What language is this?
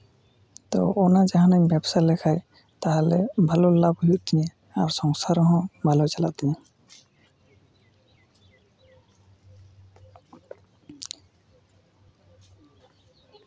Santali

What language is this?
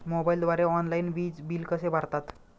Marathi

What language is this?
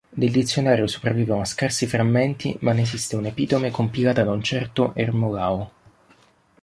Italian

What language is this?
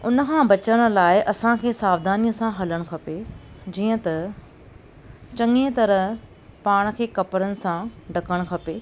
Sindhi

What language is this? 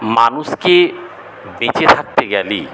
Bangla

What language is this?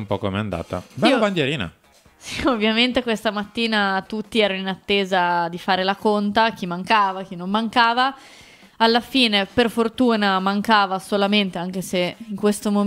Italian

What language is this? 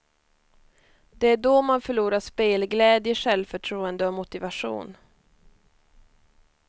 Swedish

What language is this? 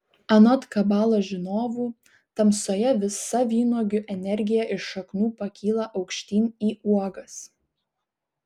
Lithuanian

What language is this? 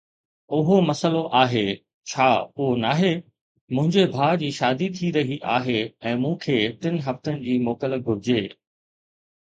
Sindhi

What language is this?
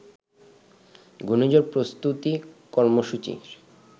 Bangla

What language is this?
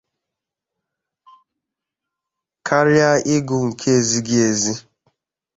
Igbo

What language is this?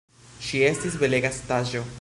Esperanto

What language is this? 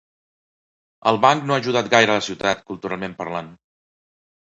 Catalan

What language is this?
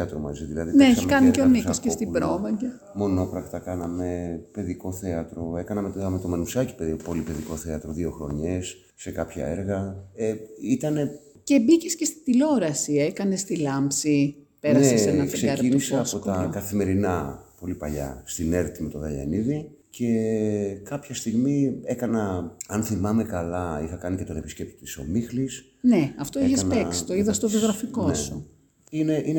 Greek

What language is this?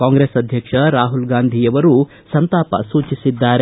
Kannada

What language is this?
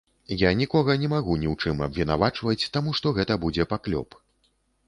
Belarusian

